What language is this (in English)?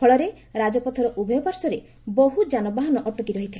Odia